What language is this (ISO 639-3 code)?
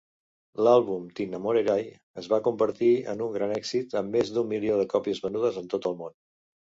cat